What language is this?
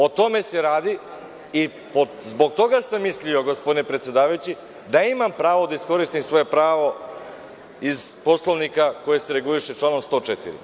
Serbian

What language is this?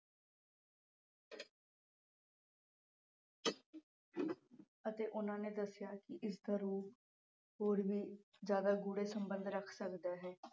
Punjabi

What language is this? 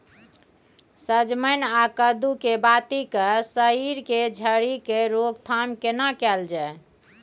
Maithili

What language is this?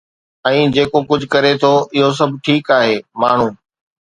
Sindhi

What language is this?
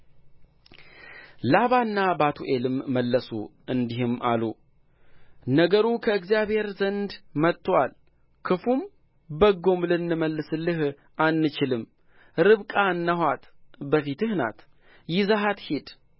Amharic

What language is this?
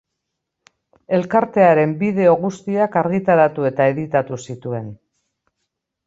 Basque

